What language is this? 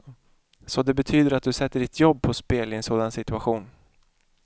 Swedish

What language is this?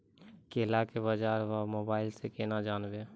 Maithili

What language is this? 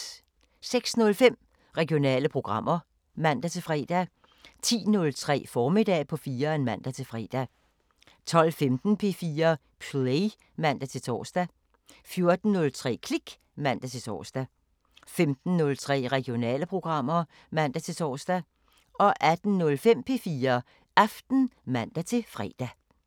Danish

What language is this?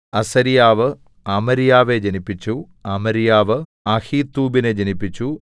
Malayalam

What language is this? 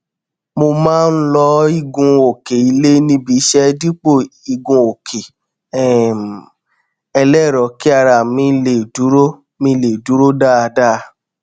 Yoruba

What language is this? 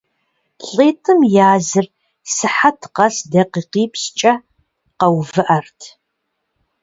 Kabardian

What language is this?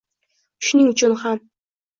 Uzbek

